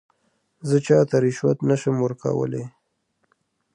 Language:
Pashto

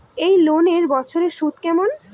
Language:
Bangla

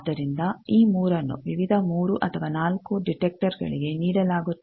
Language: Kannada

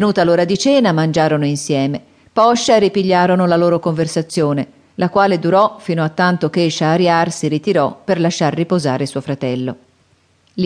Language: Italian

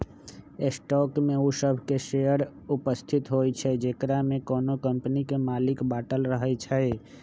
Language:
Magahi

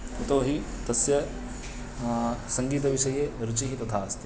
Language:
Sanskrit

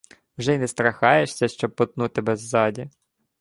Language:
Ukrainian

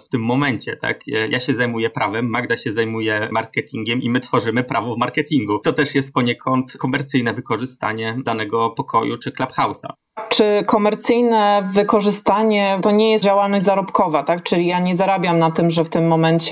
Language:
Polish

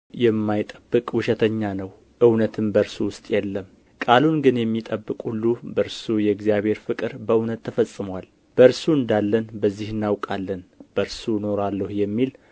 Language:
Amharic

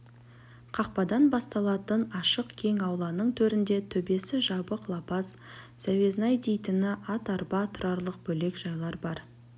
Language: Kazakh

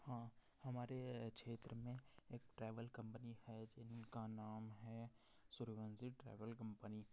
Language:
Hindi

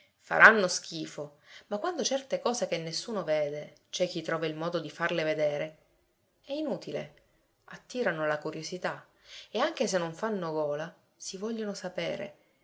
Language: Italian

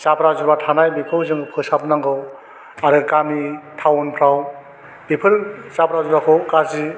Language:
Bodo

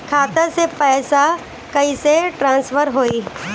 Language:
Bhojpuri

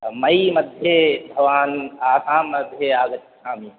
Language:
Sanskrit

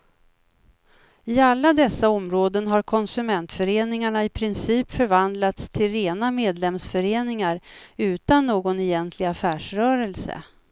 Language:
Swedish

